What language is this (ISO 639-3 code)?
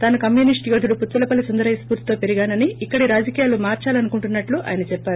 tel